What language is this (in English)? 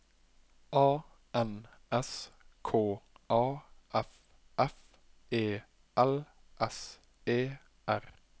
Norwegian